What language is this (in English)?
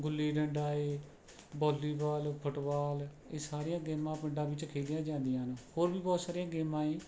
Punjabi